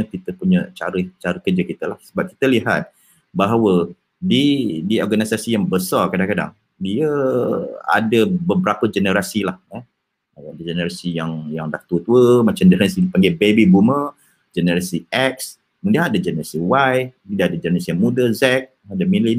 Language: Malay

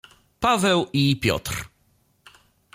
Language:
Polish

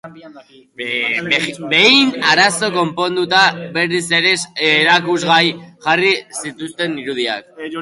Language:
Basque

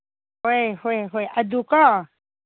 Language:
Manipuri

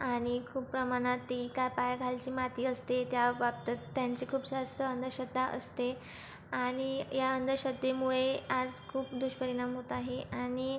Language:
Marathi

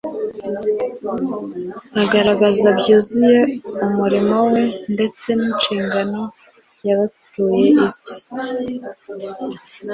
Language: Kinyarwanda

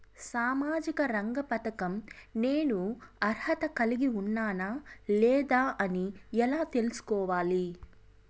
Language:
Telugu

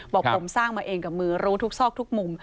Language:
Thai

